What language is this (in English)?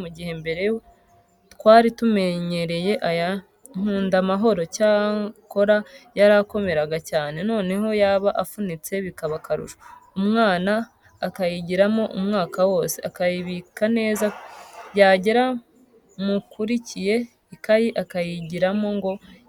Kinyarwanda